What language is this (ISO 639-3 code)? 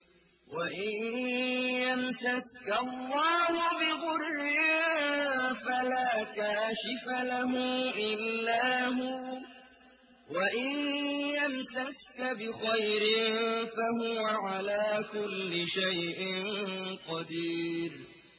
ara